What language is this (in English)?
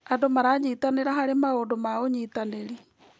Kikuyu